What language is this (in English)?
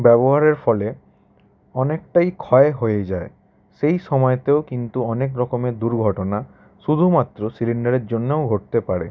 Bangla